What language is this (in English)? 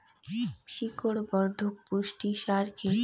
Bangla